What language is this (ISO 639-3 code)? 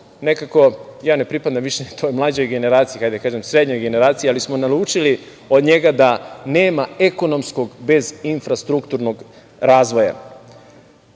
srp